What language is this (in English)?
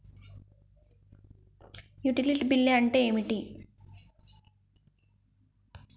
Telugu